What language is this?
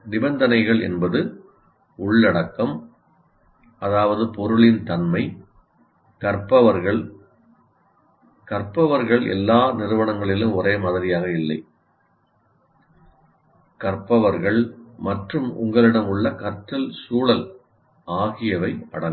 Tamil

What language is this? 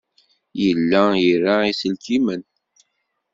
Kabyle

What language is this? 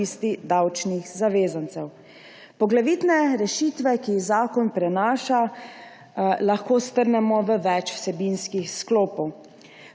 Slovenian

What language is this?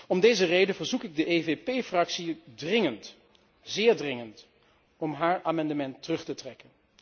Dutch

